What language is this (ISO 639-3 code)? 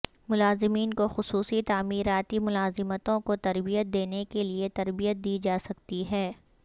urd